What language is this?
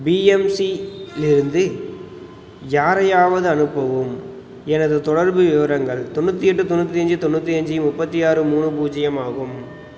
Tamil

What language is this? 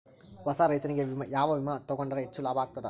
Kannada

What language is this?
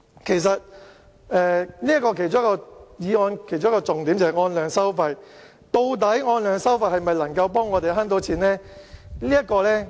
Cantonese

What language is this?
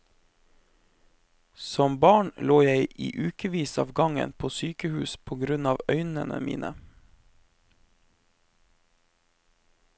Norwegian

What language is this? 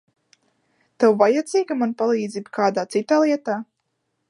Latvian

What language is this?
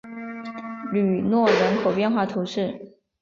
Chinese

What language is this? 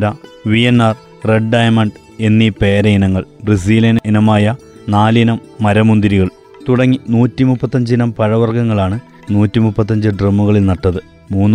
Malayalam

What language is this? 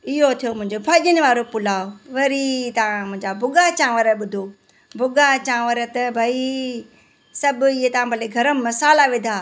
Sindhi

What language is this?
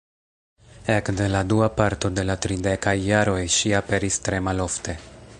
Esperanto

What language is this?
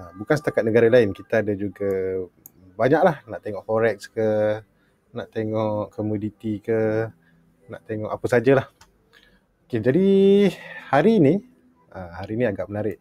Malay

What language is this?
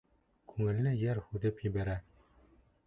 Bashkir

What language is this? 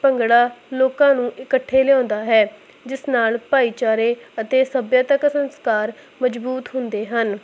Punjabi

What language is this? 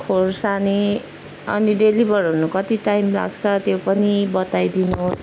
Nepali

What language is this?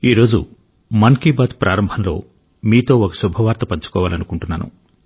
Telugu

